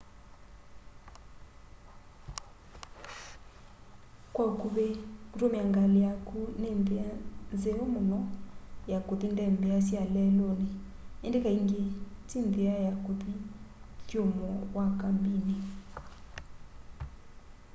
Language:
Kamba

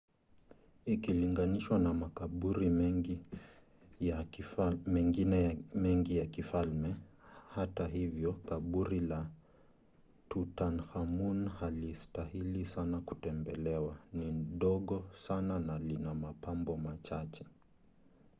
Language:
Swahili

